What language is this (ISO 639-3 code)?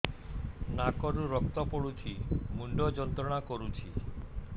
ori